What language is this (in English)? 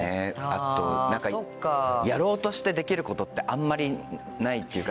Japanese